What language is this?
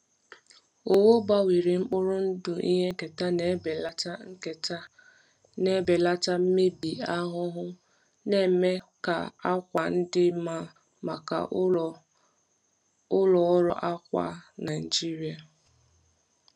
Igbo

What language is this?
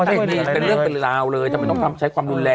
Thai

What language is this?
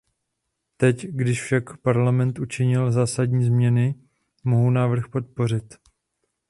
Czech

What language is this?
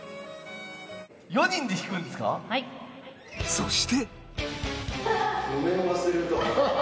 Japanese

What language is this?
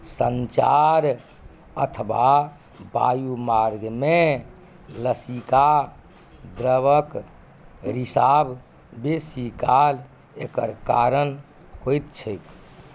Maithili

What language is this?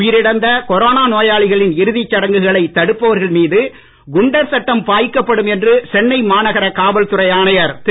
Tamil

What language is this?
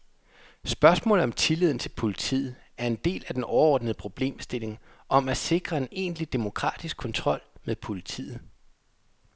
Danish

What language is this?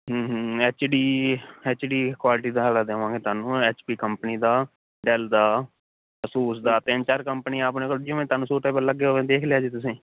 Punjabi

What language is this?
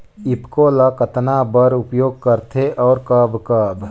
Chhattisgarhi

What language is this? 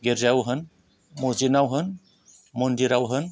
Bodo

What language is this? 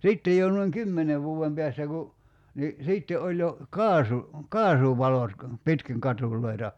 Finnish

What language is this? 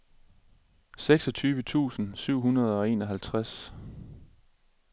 Danish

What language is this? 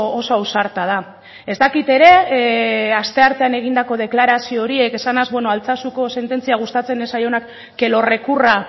Basque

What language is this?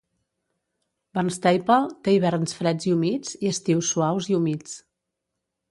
Catalan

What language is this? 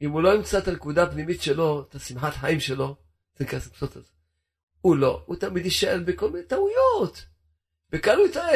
Hebrew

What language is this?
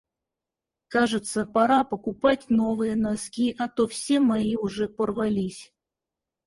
Russian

